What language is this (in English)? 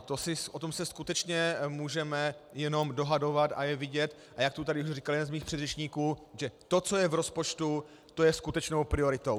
Czech